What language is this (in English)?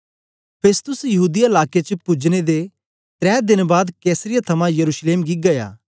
Dogri